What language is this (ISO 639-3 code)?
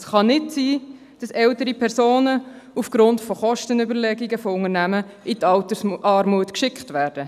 gsw